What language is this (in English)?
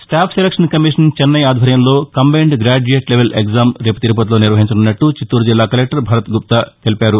Telugu